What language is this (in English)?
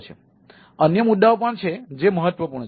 Gujarati